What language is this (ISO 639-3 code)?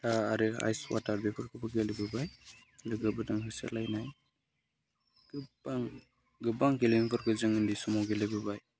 brx